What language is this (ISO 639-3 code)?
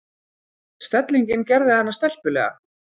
isl